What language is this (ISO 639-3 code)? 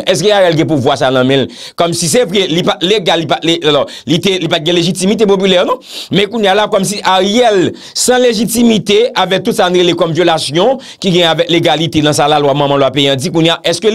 fra